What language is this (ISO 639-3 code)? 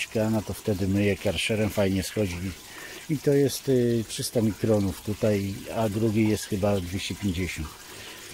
pol